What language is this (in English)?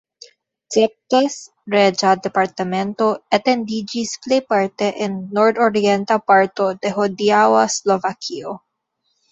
Esperanto